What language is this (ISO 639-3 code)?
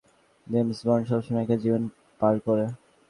ben